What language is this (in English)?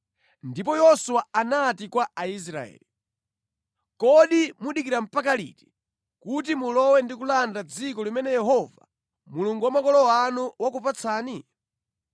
Nyanja